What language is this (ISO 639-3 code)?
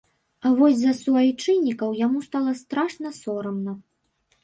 bel